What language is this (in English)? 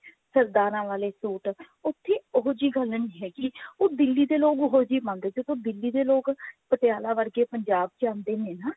Punjabi